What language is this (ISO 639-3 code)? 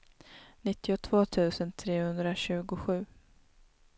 swe